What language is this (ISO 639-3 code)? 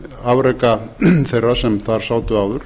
isl